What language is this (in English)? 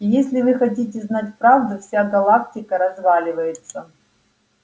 Russian